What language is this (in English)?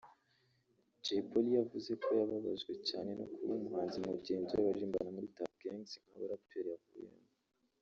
Kinyarwanda